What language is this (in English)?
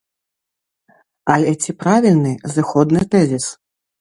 Belarusian